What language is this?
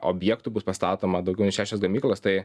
Lithuanian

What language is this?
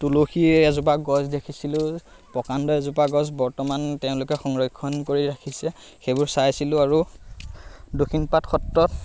Assamese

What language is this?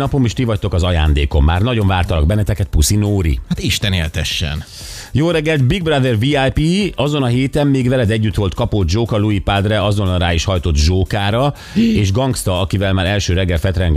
Hungarian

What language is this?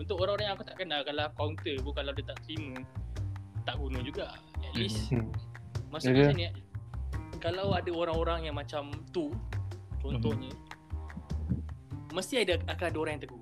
Malay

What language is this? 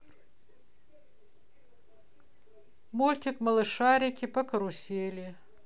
Russian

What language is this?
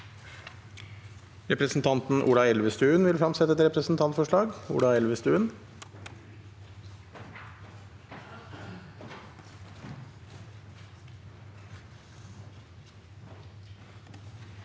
Norwegian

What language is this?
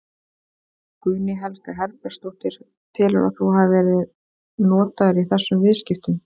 Icelandic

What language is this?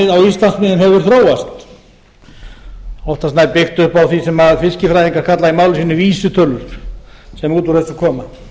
Icelandic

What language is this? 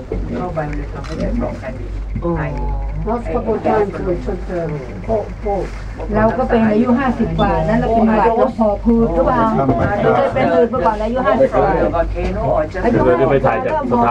Thai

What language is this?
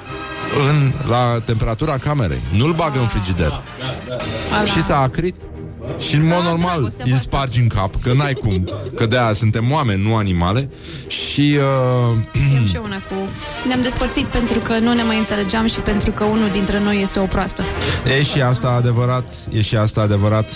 Romanian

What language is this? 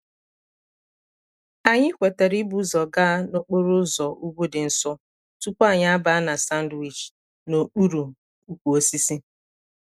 Igbo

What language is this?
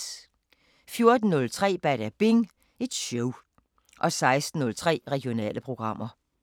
Danish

